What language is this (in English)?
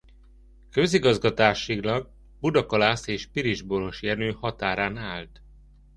Hungarian